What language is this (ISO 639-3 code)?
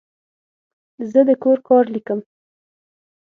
pus